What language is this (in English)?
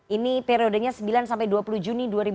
Indonesian